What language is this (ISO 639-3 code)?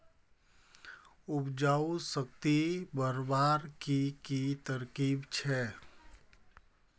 mag